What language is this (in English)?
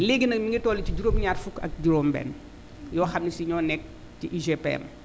Wolof